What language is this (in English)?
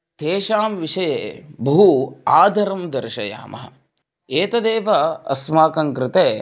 Sanskrit